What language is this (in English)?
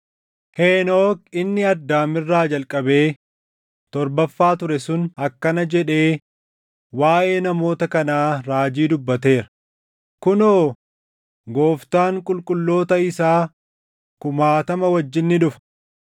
Oromo